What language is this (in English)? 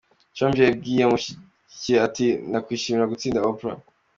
Kinyarwanda